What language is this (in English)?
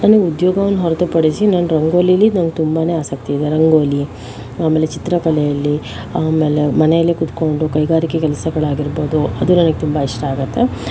Kannada